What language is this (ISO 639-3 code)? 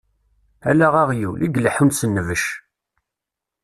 kab